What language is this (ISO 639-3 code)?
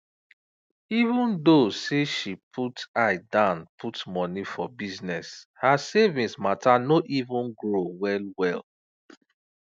pcm